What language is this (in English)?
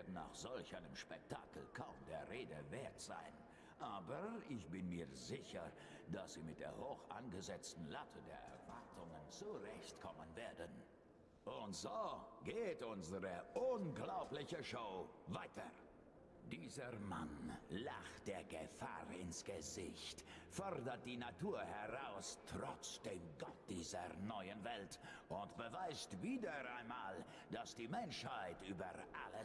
German